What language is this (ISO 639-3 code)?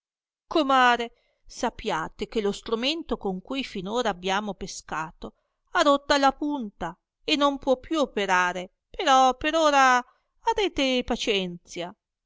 ita